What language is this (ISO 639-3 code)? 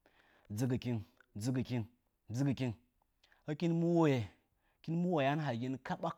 nja